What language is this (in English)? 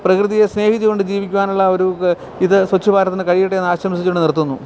Malayalam